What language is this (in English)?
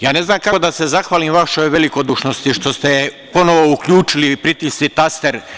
Serbian